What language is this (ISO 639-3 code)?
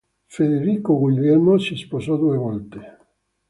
ita